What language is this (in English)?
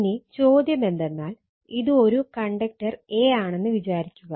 Malayalam